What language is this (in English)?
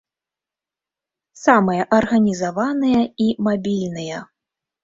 Belarusian